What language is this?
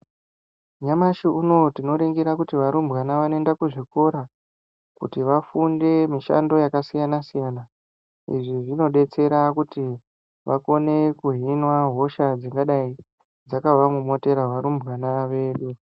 Ndau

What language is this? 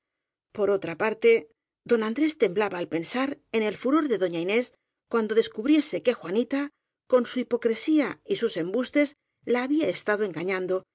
Spanish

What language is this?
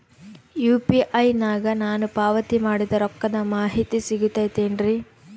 Kannada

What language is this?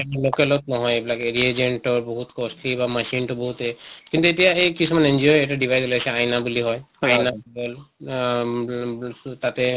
Assamese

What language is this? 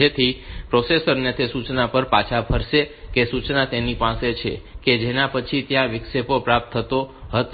Gujarati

